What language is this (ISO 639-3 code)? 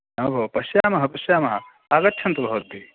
san